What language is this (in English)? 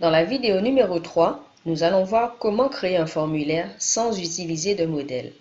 French